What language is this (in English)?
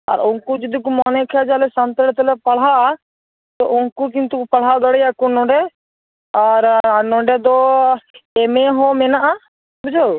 Santali